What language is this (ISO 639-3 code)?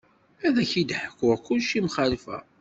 kab